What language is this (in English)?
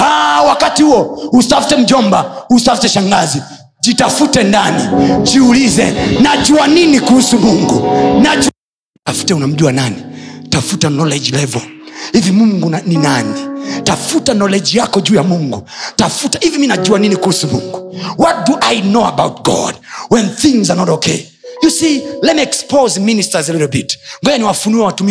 Swahili